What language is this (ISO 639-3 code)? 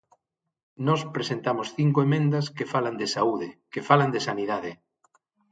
glg